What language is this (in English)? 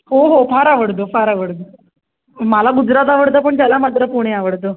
Marathi